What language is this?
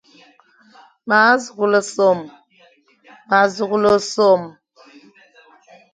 Fang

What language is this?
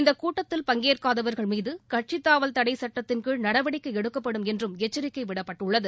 Tamil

